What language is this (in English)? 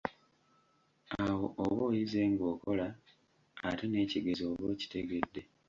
Ganda